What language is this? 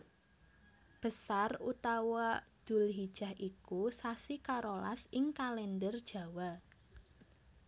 Javanese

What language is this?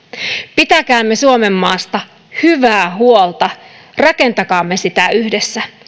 Finnish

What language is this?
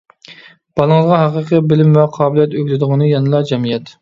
Uyghur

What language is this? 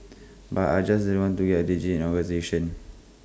English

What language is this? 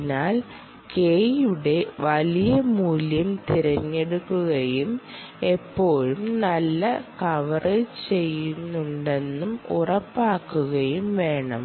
Malayalam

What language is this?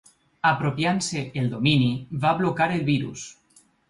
Catalan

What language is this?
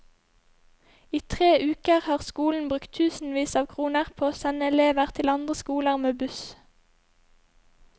Norwegian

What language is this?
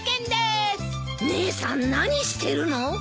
Japanese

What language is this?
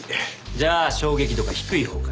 Japanese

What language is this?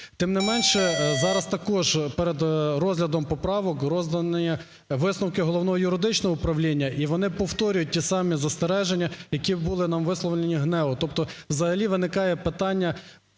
Ukrainian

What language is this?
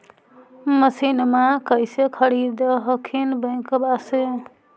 Magahi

